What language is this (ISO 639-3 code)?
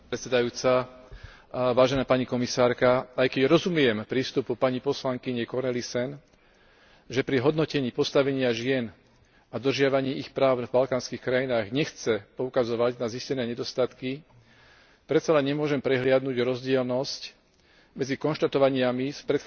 slk